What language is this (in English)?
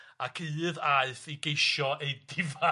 Welsh